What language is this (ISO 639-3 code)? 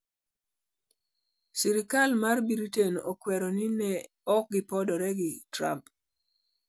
luo